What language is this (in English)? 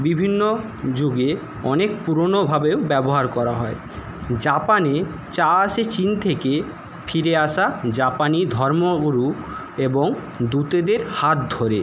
Bangla